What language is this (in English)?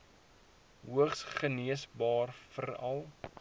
Afrikaans